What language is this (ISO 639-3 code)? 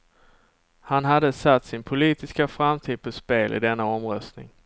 swe